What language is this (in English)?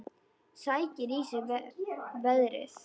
Icelandic